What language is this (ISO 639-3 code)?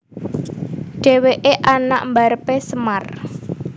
jav